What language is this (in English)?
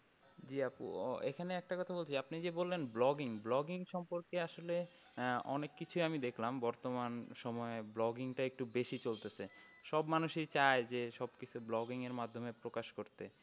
Bangla